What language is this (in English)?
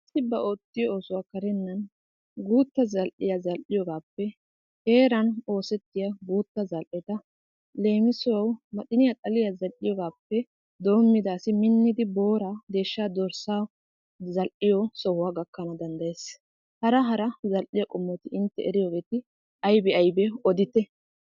Wolaytta